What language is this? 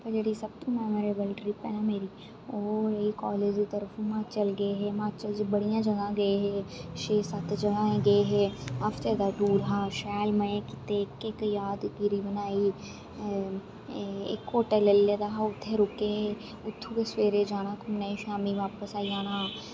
Dogri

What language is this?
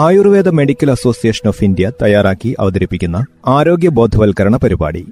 Malayalam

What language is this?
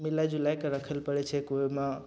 Maithili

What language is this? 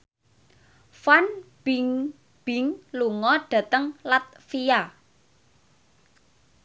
Javanese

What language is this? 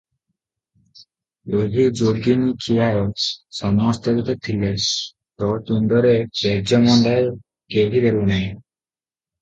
Odia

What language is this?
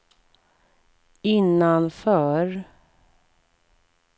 Swedish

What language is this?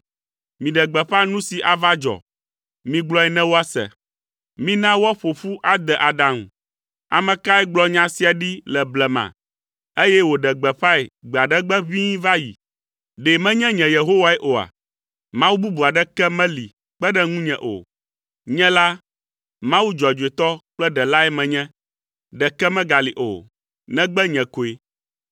Ewe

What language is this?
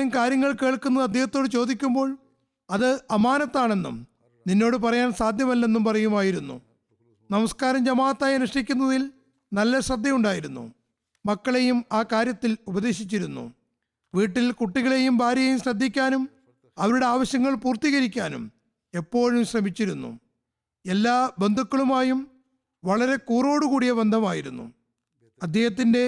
Malayalam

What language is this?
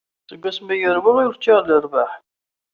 Kabyle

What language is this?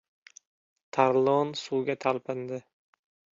Uzbek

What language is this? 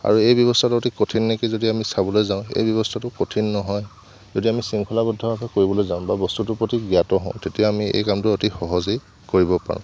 Assamese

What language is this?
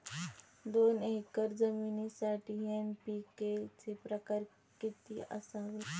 Marathi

